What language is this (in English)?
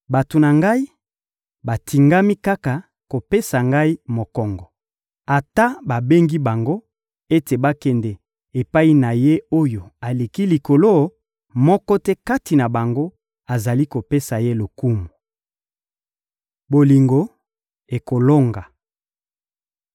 Lingala